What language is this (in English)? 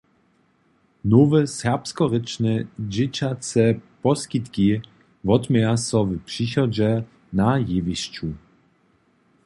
Upper Sorbian